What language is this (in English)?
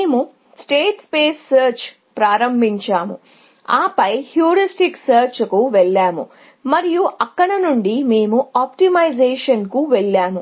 Telugu